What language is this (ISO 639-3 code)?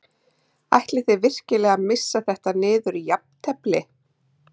isl